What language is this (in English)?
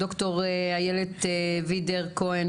Hebrew